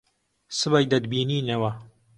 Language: Central Kurdish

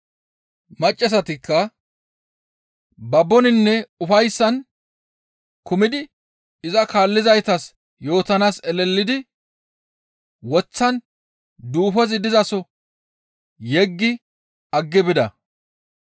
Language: Gamo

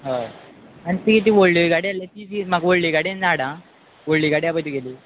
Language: Konkani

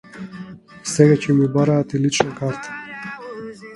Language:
Macedonian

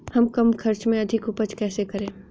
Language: Hindi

